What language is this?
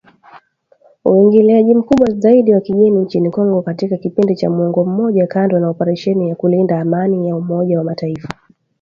Swahili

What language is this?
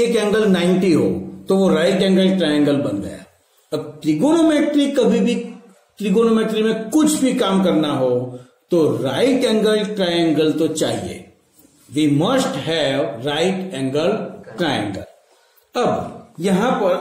Hindi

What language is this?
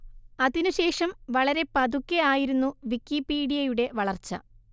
Malayalam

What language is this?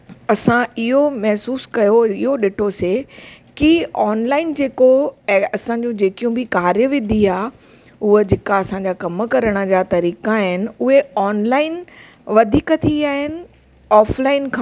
Sindhi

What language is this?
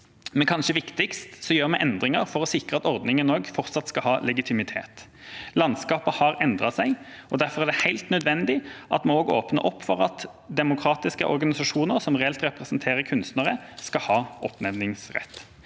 Norwegian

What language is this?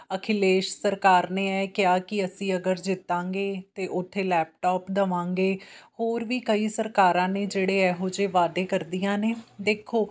Punjabi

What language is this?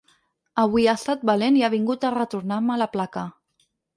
Catalan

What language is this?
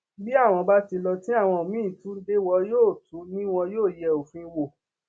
Yoruba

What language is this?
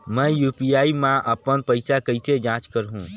Chhattisgarhi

